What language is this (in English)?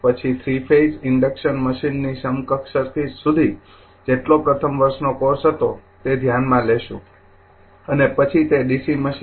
Gujarati